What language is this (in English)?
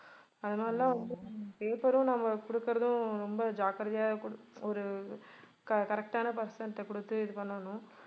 Tamil